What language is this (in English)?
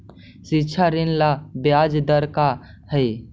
Magahi